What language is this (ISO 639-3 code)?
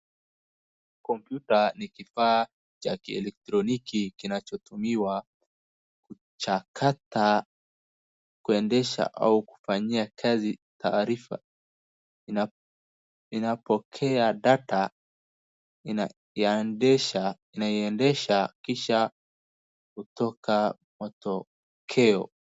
swa